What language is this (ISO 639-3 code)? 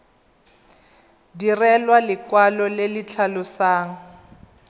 tsn